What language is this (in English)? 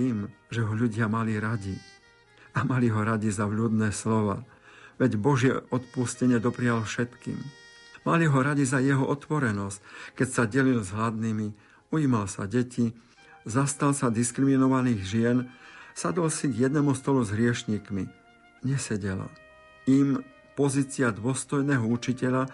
Slovak